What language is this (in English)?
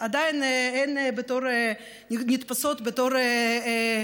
Hebrew